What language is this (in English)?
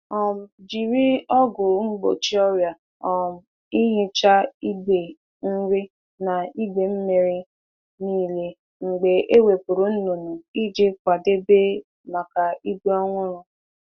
Igbo